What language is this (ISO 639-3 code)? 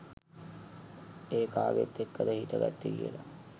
sin